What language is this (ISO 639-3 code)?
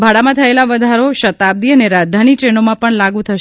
guj